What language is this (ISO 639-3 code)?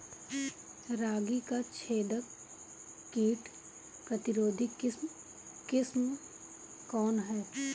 bho